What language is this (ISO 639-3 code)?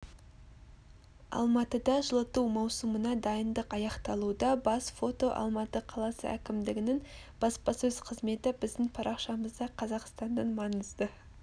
kaz